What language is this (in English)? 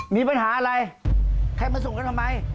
Thai